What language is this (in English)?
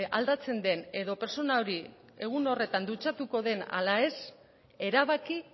Basque